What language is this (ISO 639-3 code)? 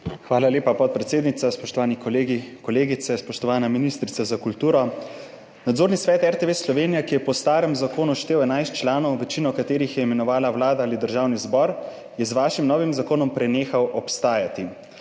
slv